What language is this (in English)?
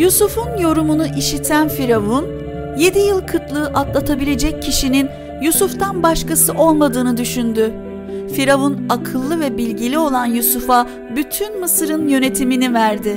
Turkish